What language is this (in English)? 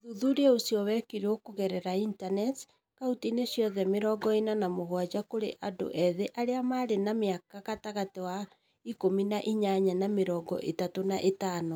Kikuyu